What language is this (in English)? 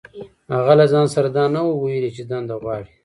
Pashto